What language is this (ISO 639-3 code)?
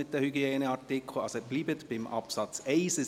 gsw